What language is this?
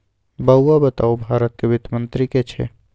Maithili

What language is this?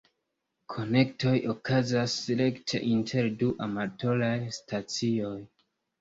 Esperanto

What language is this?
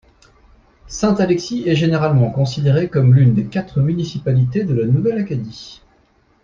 French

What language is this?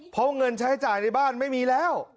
Thai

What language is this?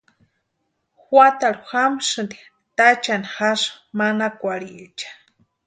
Western Highland Purepecha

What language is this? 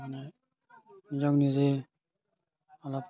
Assamese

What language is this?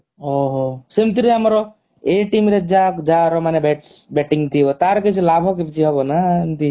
Odia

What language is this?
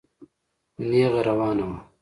Pashto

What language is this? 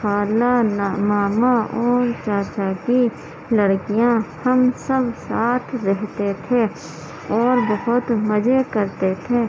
Urdu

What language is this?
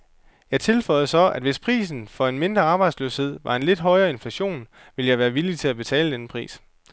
Danish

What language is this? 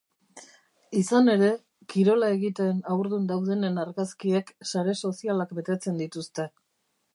Basque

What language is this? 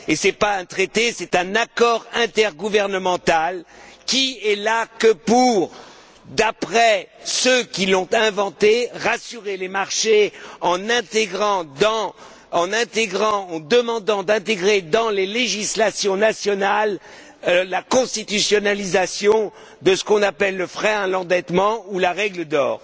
French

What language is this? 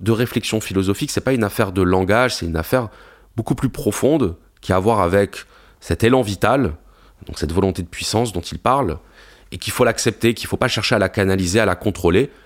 French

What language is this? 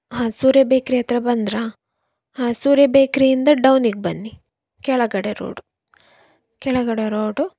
Kannada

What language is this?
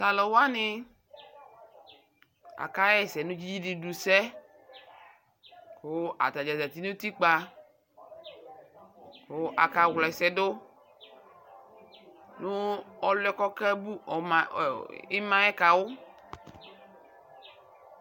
Ikposo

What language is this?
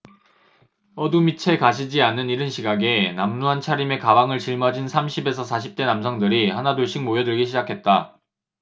Korean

